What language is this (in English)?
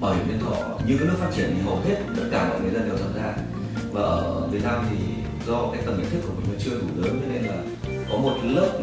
Vietnamese